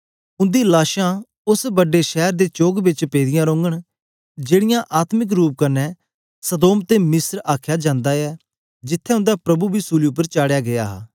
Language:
Dogri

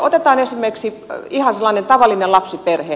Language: Finnish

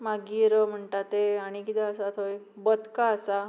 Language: Konkani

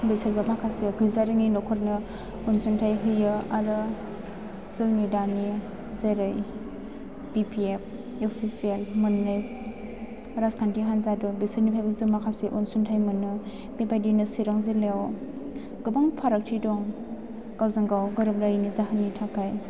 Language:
Bodo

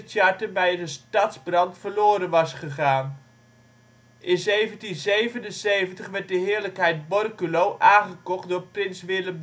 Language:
Dutch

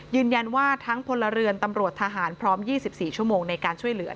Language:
Thai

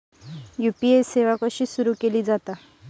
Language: Marathi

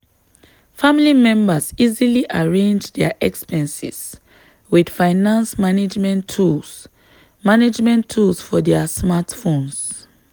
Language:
Nigerian Pidgin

